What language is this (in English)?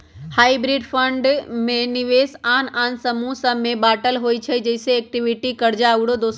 Magahi